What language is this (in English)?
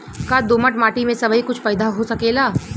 Bhojpuri